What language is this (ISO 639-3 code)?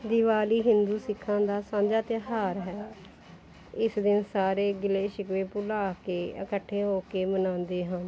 pan